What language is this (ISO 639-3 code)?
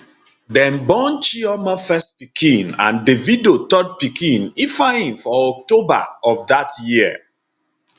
pcm